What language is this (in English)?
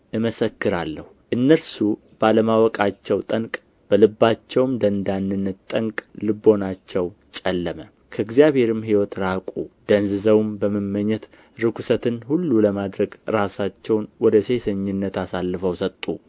Amharic